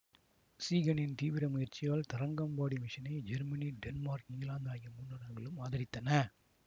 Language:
Tamil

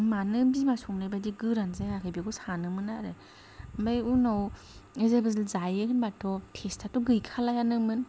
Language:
Bodo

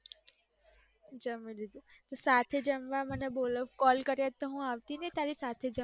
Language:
Gujarati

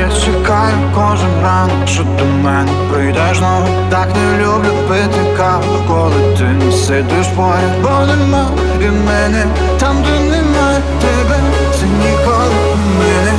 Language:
Ukrainian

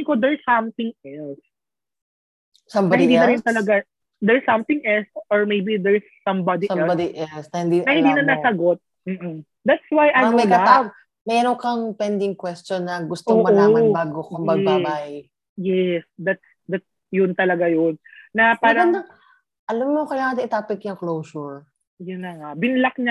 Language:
Filipino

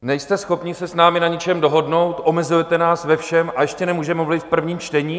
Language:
Czech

